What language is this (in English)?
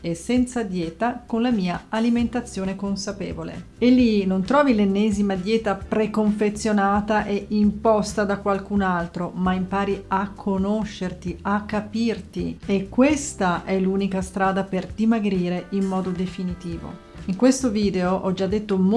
Italian